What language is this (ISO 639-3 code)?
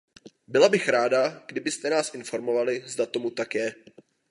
ces